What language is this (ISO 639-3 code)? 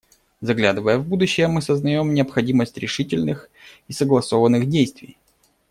rus